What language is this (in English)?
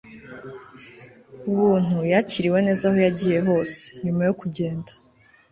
Kinyarwanda